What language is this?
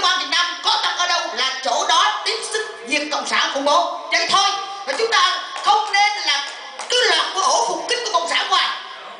Vietnamese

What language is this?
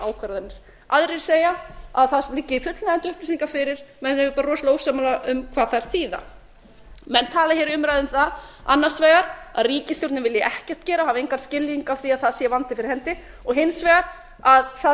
Icelandic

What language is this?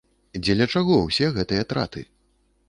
Belarusian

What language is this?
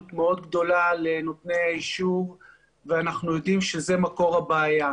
Hebrew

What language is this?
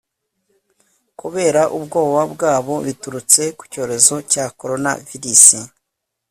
Kinyarwanda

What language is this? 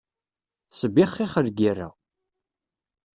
Kabyle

